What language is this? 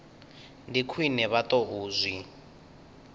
Venda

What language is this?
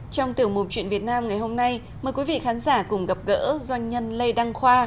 Vietnamese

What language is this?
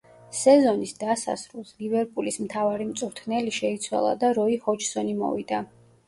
Georgian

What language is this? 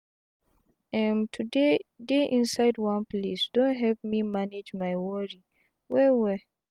Nigerian Pidgin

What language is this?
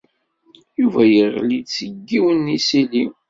Kabyle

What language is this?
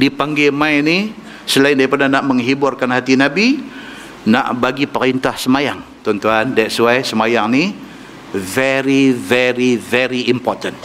Malay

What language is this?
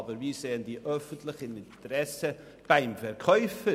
Swiss German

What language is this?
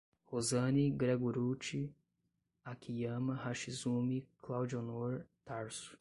Portuguese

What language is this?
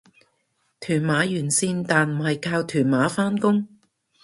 Cantonese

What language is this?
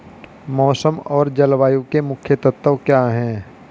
Hindi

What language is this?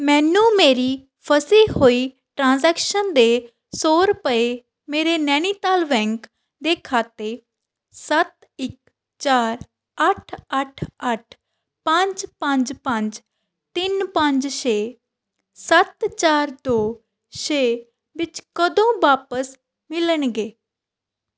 Punjabi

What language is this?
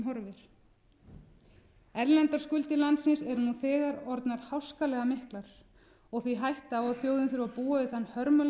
Icelandic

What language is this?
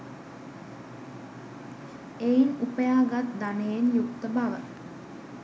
Sinhala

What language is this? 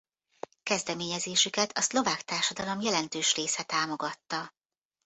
Hungarian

